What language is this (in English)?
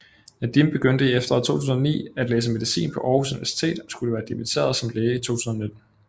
Danish